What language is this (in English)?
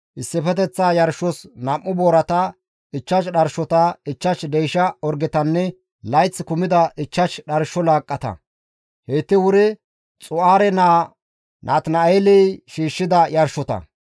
Gamo